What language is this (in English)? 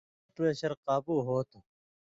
Indus Kohistani